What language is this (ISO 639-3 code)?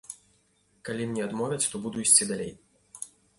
bel